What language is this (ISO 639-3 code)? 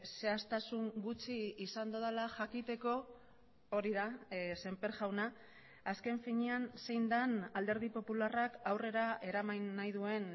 eus